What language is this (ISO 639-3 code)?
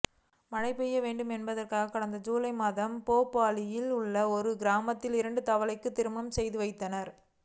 tam